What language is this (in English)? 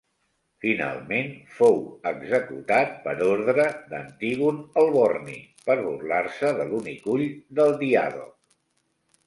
Catalan